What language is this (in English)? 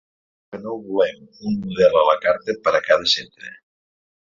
Catalan